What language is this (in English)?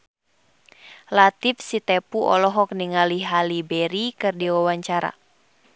Sundanese